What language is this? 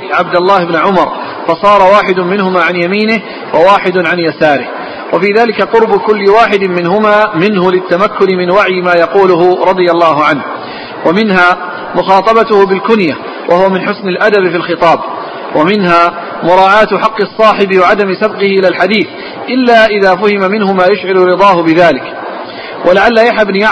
Arabic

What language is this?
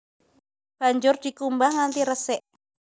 Javanese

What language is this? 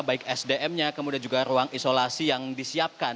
Indonesian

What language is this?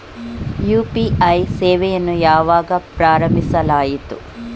Kannada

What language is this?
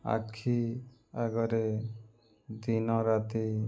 Odia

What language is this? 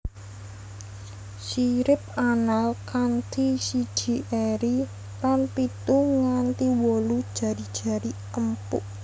Javanese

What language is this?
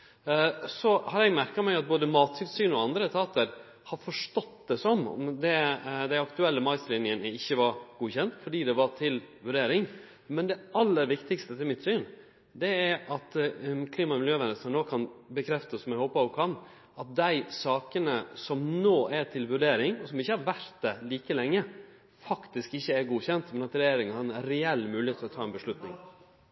Norwegian Nynorsk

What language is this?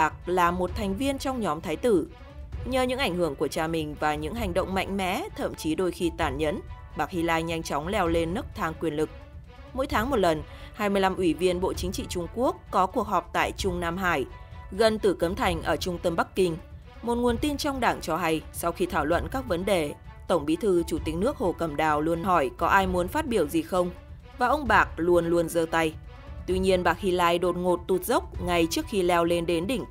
Vietnamese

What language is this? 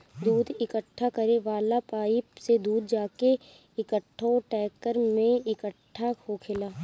Bhojpuri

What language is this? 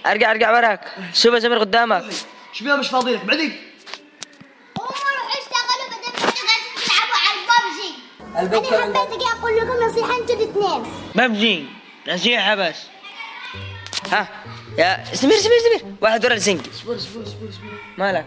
Arabic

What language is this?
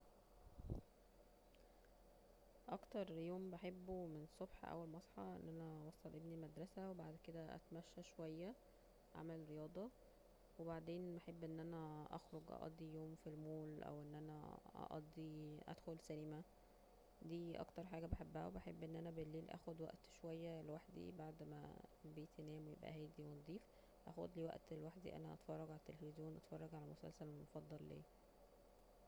Egyptian Arabic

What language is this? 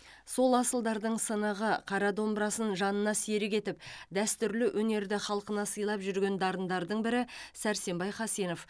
Kazakh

